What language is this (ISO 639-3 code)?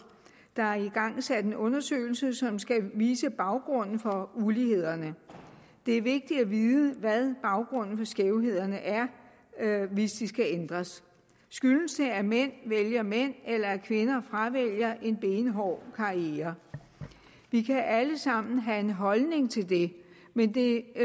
dan